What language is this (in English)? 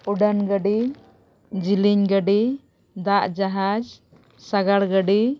Santali